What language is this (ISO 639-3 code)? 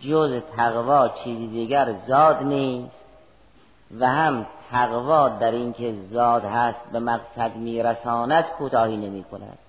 fas